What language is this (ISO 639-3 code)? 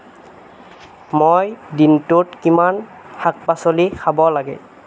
asm